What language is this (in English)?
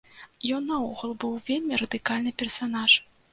Belarusian